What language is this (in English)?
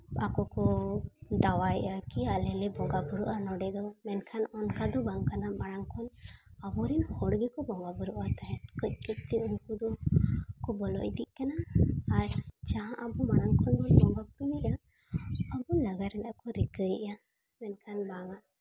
Santali